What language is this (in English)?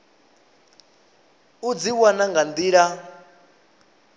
Venda